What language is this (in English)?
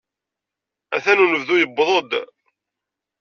Kabyle